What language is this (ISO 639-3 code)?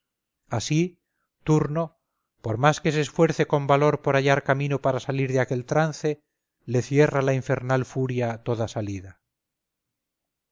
spa